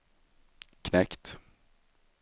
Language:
Swedish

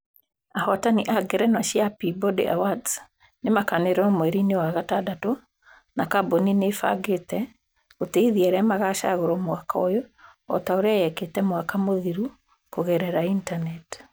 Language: Kikuyu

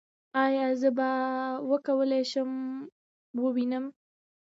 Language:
Pashto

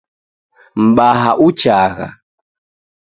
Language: Taita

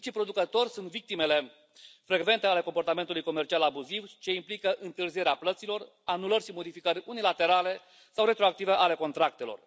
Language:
Romanian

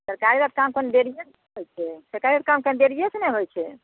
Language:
Maithili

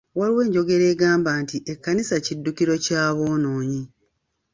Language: Ganda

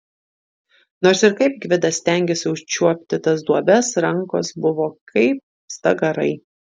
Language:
Lithuanian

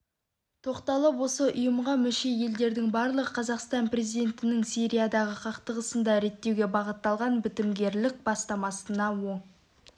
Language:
Kazakh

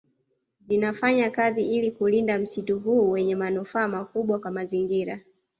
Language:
Swahili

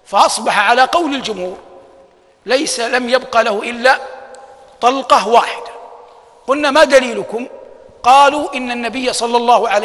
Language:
Arabic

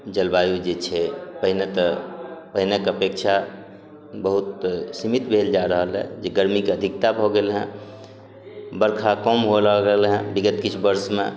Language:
Maithili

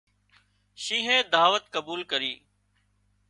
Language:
Wadiyara Koli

